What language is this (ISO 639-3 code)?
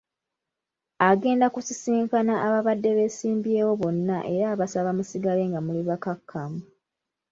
lug